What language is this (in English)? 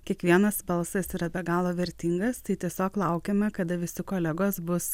Lithuanian